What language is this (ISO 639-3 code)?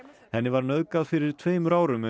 isl